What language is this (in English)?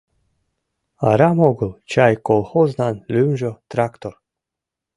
Mari